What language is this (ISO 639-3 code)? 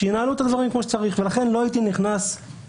heb